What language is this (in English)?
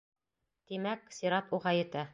Bashkir